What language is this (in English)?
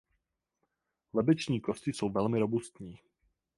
Czech